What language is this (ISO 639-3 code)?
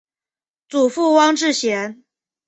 zho